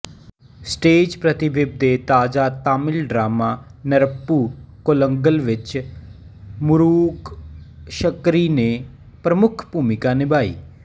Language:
Punjabi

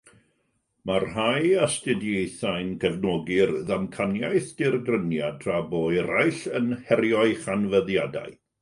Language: Welsh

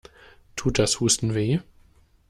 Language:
German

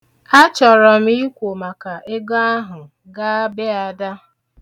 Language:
Igbo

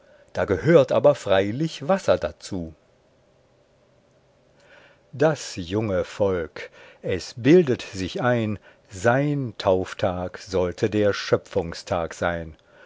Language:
German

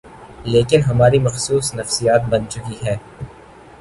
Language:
Urdu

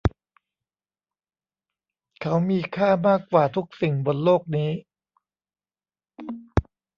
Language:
Thai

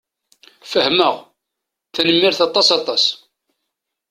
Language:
Kabyle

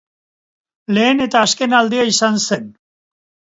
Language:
Basque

